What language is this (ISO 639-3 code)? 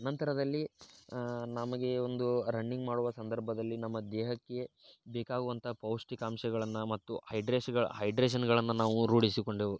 kan